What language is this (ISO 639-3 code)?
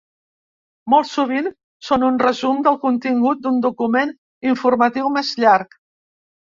cat